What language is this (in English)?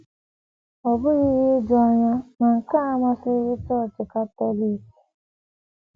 Igbo